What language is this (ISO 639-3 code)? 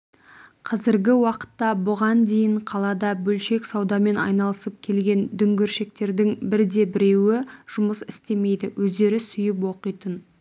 kaz